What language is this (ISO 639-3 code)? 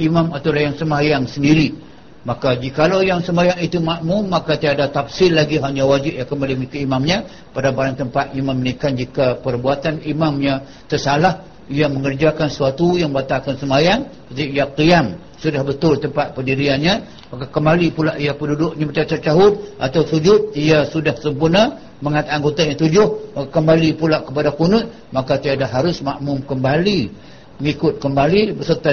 msa